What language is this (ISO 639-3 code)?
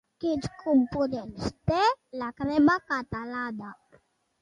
cat